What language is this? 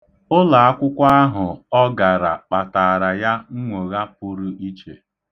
Igbo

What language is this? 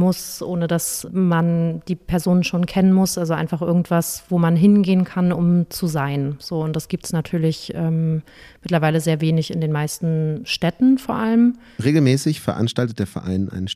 German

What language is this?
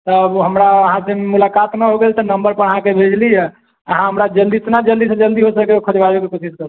Maithili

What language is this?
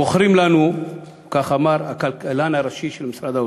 Hebrew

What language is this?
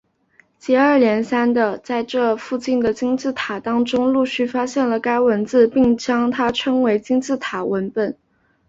Chinese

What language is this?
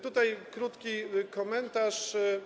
Polish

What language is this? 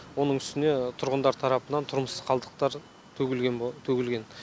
Kazakh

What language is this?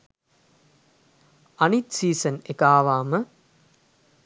Sinhala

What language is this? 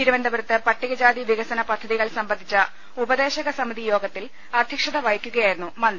Malayalam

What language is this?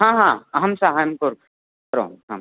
Sanskrit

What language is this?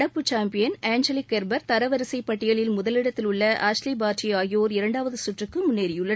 Tamil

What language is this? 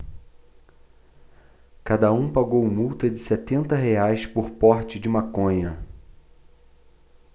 Portuguese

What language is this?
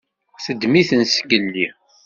Kabyle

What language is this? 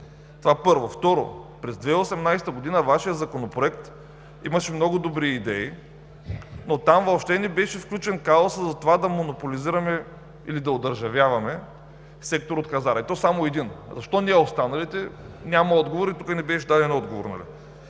Bulgarian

